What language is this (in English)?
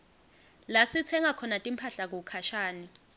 Swati